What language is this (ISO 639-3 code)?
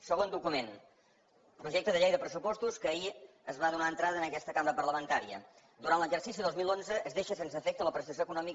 cat